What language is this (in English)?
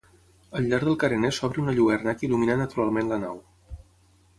Catalan